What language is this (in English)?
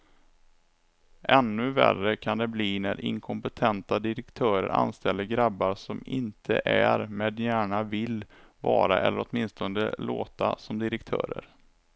Swedish